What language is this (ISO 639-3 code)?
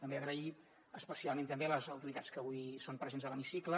cat